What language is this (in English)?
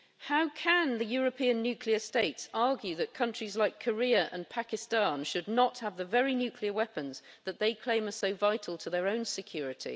English